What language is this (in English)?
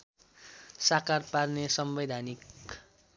Nepali